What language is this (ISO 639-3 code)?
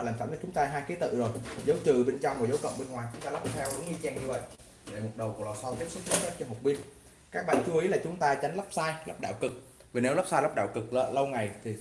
vie